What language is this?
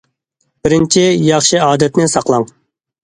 Uyghur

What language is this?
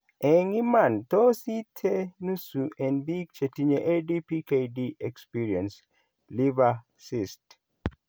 Kalenjin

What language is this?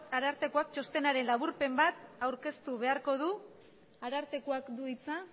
Basque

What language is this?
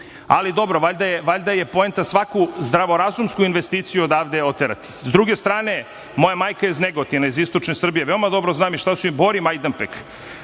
Serbian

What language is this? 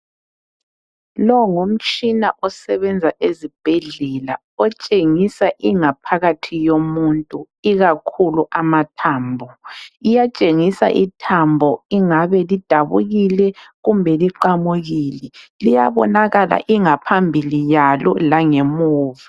North Ndebele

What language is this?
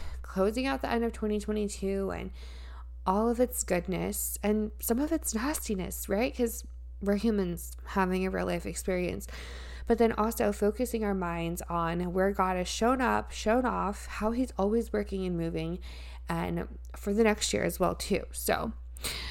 English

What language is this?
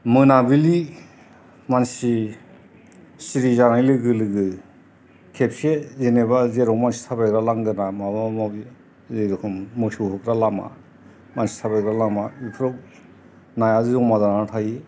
Bodo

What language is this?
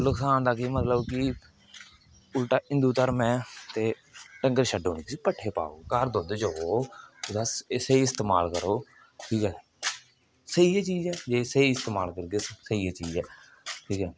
Dogri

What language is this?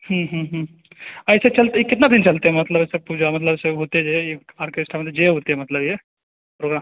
Maithili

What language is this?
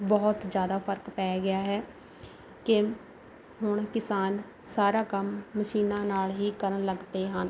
Punjabi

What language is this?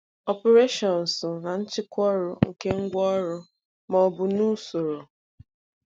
Igbo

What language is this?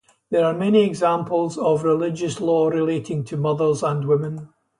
English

